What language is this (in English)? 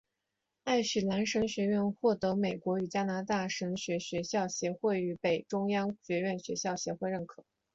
Chinese